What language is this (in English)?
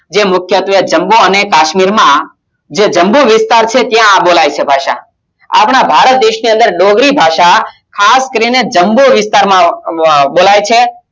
Gujarati